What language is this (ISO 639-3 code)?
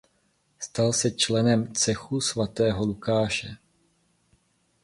ces